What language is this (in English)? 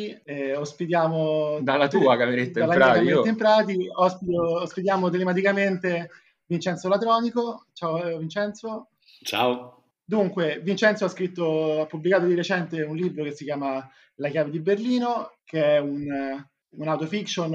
Italian